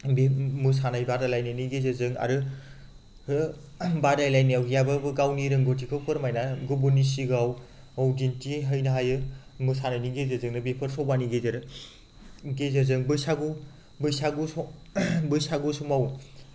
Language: Bodo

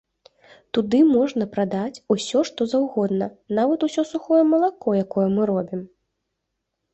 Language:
Belarusian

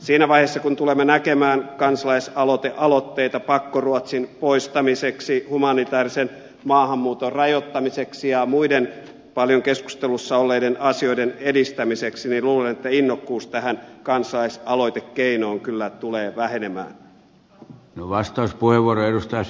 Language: Finnish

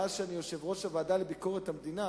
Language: Hebrew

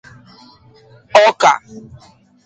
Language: Igbo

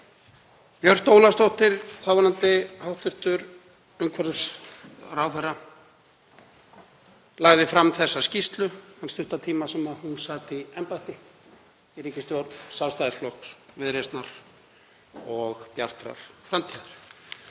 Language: Icelandic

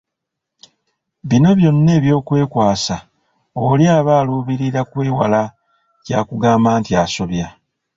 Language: Ganda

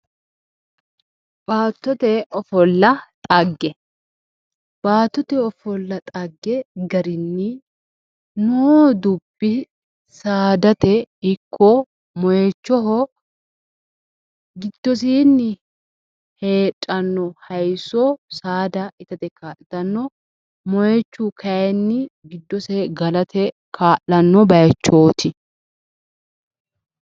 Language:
Sidamo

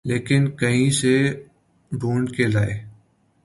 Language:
Urdu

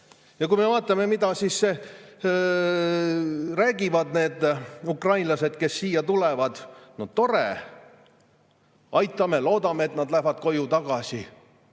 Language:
Estonian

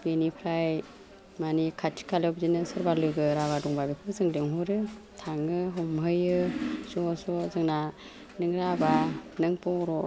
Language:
Bodo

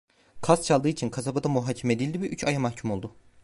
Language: Turkish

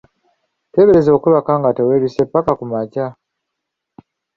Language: Ganda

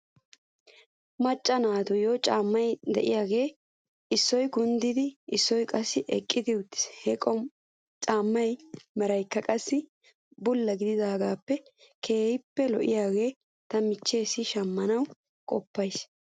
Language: Wolaytta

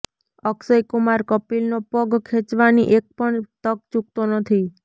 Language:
Gujarati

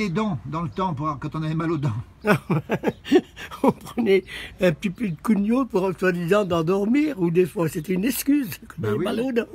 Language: French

